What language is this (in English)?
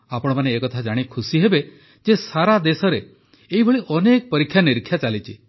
Odia